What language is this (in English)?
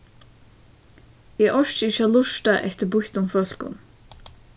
Faroese